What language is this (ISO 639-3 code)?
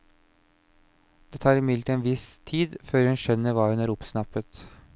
nor